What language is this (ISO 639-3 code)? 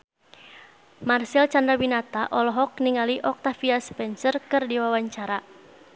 sun